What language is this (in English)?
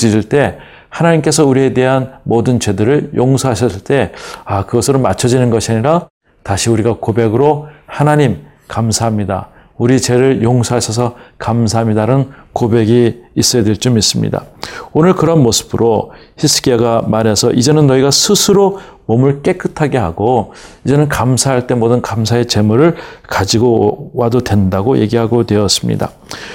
Korean